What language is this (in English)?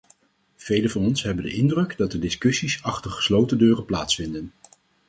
Dutch